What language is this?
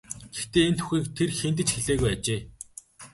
Mongolian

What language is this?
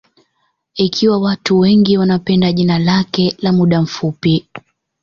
Swahili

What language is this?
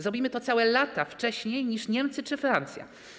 Polish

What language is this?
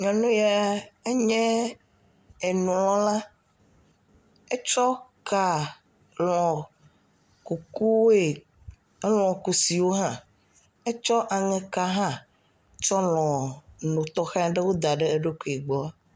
Ewe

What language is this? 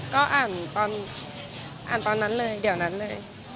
Thai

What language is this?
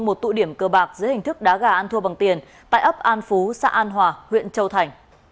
Vietnamese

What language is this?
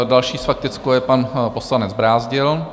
Czech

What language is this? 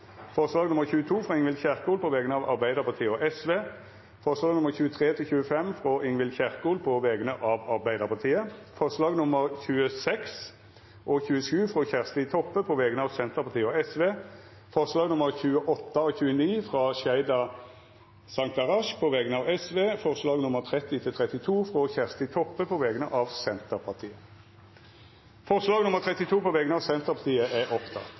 Norwegian Nynorsk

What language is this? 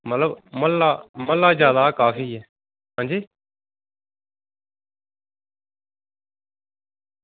Dogri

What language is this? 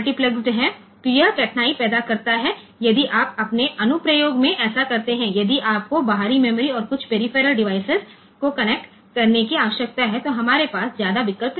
Gujarati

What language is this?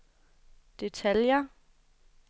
Danish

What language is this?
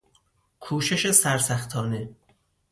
Persian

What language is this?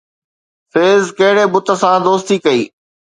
Sindhi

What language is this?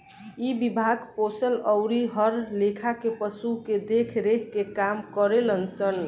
Bhojpuri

